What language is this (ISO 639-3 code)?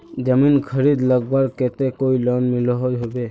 mag